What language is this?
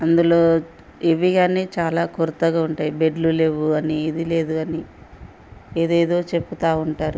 Telugu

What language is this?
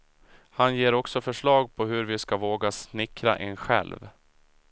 Swedish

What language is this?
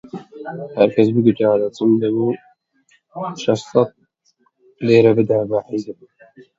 Central Kurdish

